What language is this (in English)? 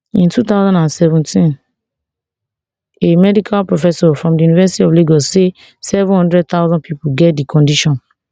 Nigerian Pidgin